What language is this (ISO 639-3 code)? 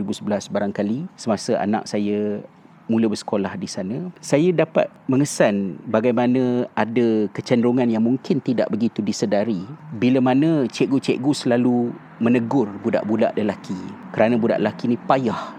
msa